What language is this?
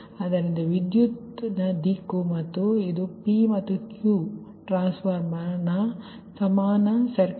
Kannada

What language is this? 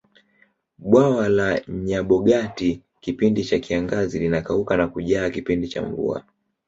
Swahili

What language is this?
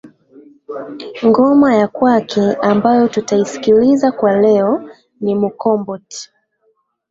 Swahili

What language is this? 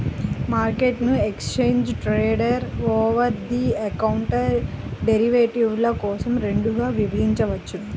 Telugu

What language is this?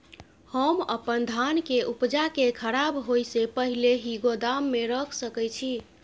Maithili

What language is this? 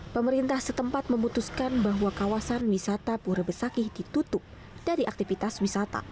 Indonesian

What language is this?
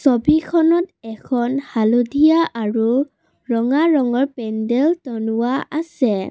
Assamese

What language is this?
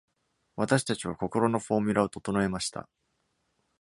Japanese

